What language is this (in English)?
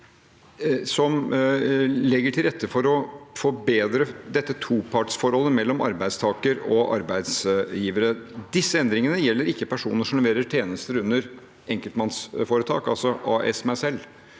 Norwegian